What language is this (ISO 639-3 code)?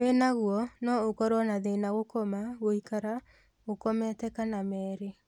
kik